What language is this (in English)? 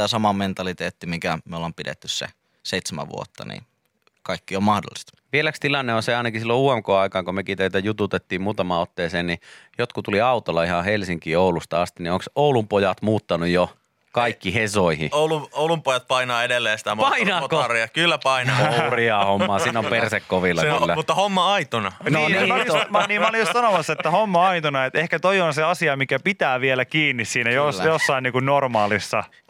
Finnish